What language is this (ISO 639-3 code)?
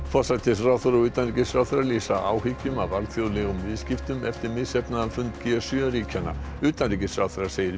isl